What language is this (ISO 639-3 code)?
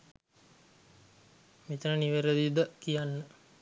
sin